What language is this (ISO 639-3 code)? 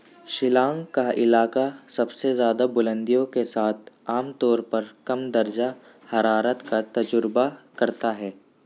urd